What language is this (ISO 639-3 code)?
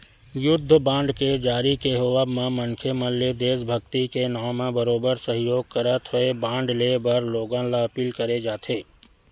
hne